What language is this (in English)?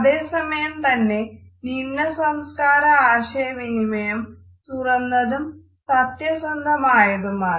Malayalam